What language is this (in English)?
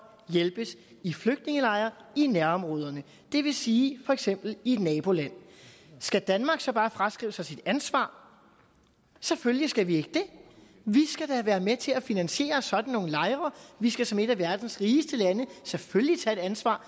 Danish